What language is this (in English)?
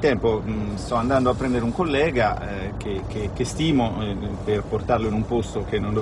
Italian